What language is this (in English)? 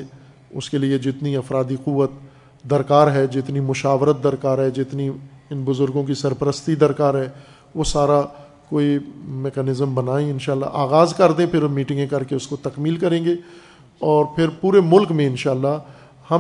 Urdu